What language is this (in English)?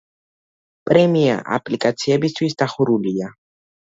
Georgian